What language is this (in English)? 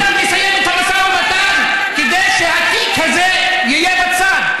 Hebrew